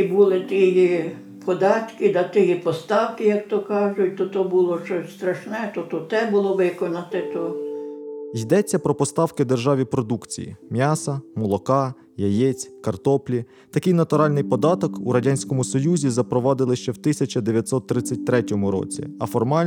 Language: Ukrainian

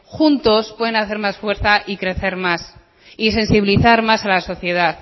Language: Spanish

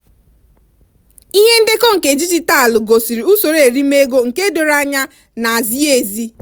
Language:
Igbo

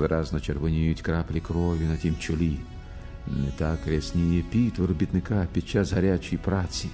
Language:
Ukrainian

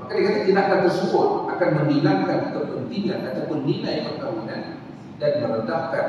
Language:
Malay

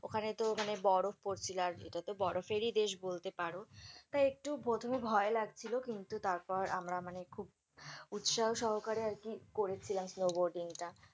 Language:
Bangla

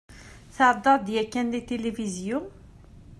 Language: Kabyle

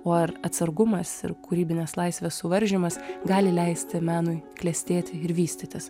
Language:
Lithuanian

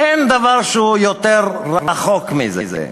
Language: Hebrew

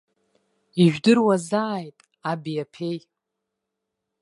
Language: Abkhazian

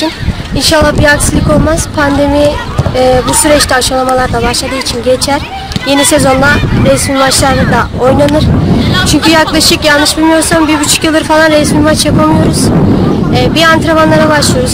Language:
Turkish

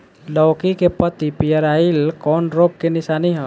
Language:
Bhojpuri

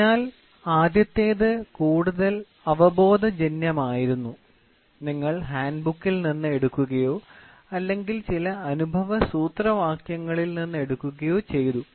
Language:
Malayalam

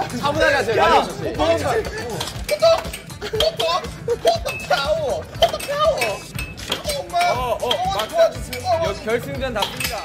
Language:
Korean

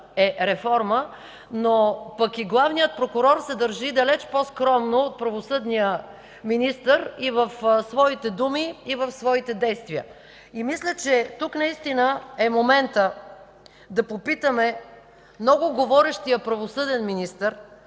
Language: Bulgarian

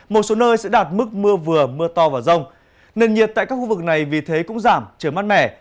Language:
Vietnamese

